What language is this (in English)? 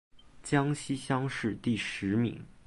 Chinese